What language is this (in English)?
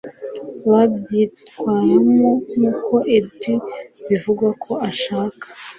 Kinyarwanda